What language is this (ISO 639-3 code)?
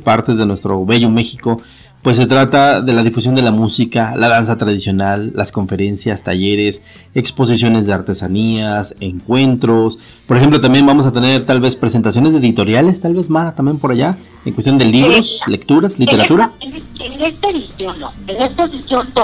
spa